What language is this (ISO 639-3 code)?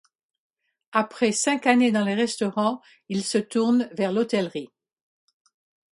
fra